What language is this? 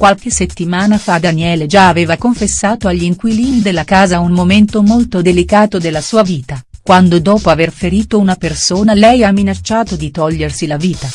Italian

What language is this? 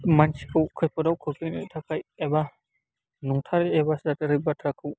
Bodo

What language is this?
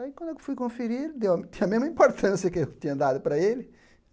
Portuguese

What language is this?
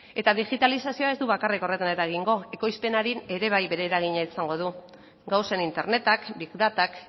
Basque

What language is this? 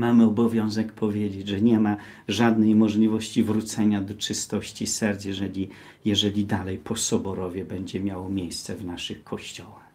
Polish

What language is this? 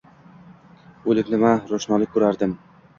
Uzbek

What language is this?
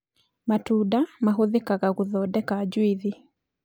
Kikuyu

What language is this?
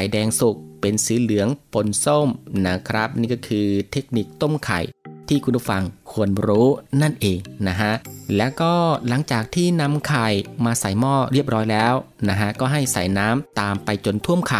Thai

